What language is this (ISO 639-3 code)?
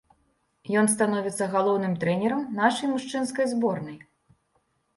bel